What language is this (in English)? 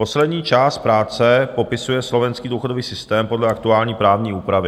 Czech